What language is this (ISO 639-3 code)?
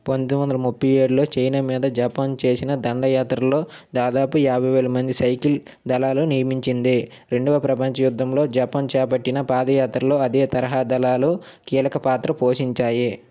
tel